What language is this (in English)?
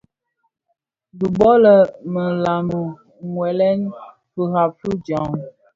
Bafia